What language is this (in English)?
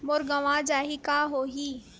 Chhattisgarhi